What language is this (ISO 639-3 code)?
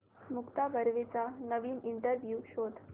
mar